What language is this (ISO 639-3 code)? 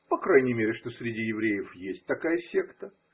rus